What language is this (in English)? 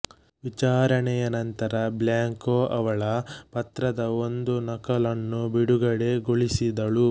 Kannada